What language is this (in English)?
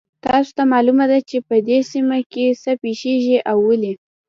Pashto